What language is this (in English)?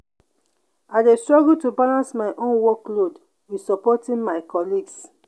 Nigerian Pidgin